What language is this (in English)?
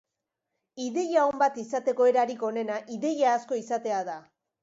Basque